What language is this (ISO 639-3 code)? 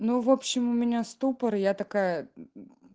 rus